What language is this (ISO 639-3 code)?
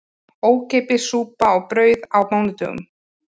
isl